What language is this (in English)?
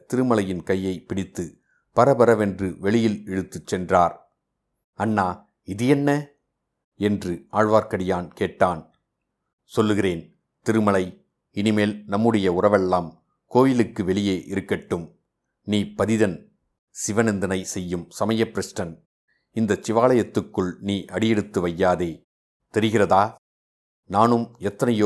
Tamil